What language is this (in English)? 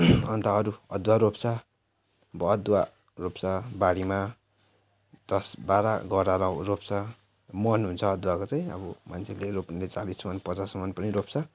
Nepali